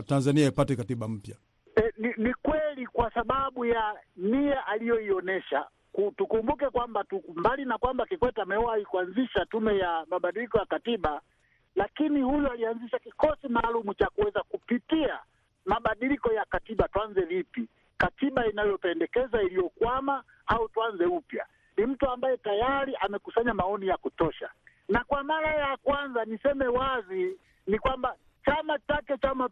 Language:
Swahili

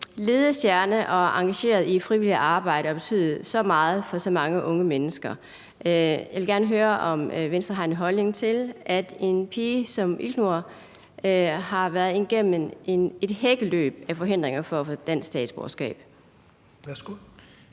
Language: Danish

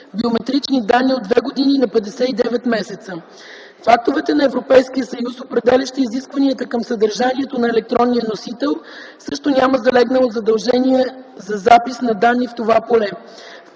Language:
Bulgarian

